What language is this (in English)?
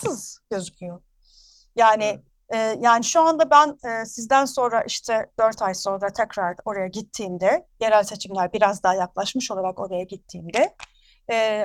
Turkish